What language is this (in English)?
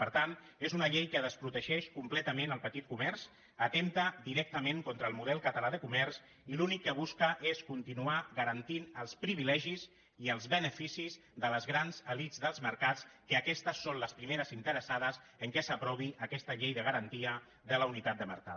Catalan